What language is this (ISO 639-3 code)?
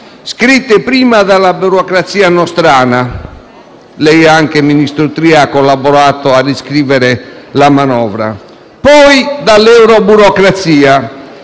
ita